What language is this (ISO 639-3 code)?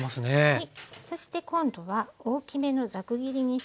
jpn